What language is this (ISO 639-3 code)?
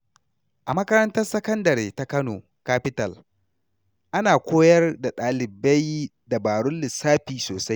hau